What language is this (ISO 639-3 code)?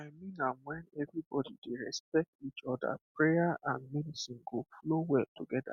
pcm